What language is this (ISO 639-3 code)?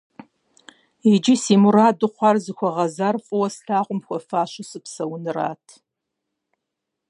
kbd